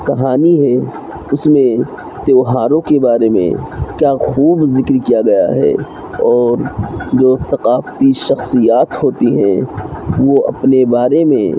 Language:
Urdu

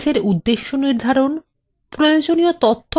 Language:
Bangla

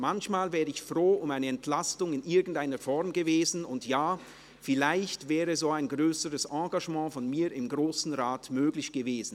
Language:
Swiss German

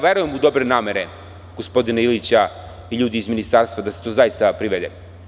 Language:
Serbian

